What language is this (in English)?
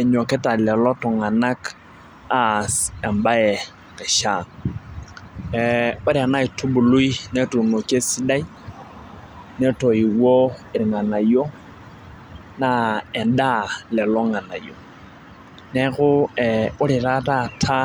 Masai